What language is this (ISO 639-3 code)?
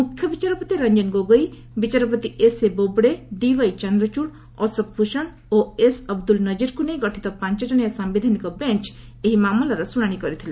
ori